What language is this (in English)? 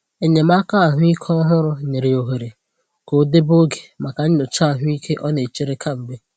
Igbo